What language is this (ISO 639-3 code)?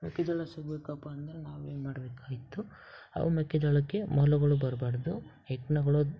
kan